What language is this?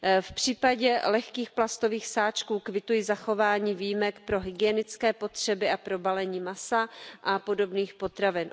Czech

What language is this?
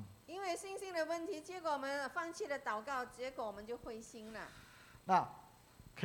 Chinese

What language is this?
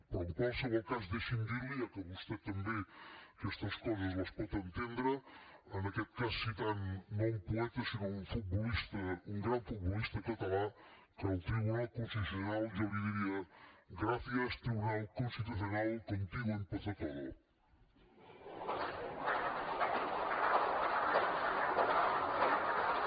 Catalan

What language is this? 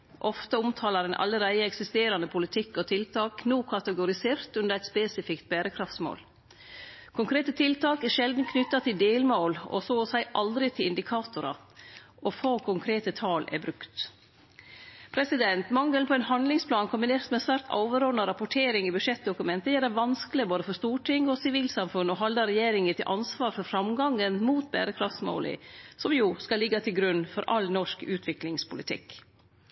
Norwegian Nynorsk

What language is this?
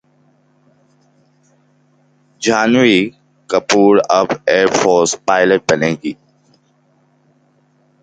Urdu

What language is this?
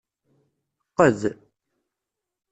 Kabyle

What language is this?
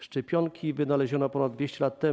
Polish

